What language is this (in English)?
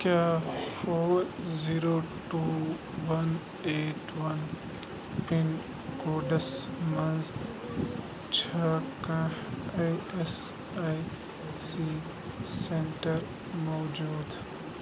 Kashmiri